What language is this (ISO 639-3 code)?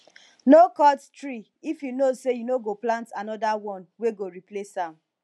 pcm